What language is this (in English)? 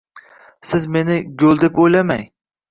Uzbek